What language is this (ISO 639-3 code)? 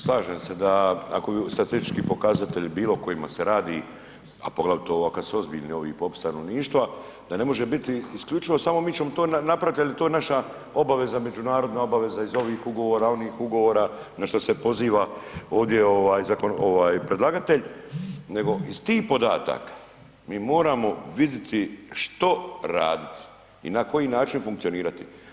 hrv